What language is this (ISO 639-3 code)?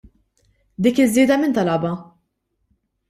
mlt